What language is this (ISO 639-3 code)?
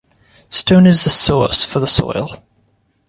eng